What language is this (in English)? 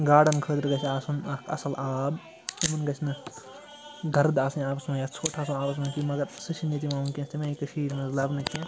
Kashmiri